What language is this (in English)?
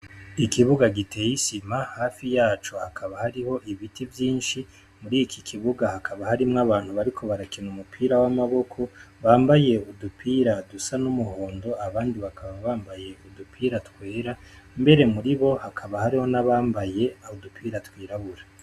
Rundi